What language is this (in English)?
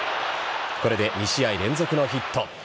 Japanese